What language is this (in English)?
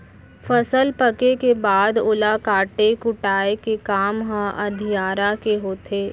Chhattisgarhi